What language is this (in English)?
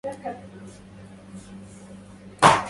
Arabic